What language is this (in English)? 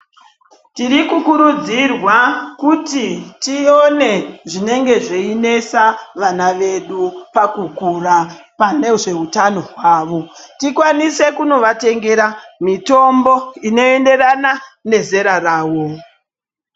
Ndau